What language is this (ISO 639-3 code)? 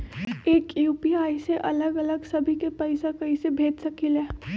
mag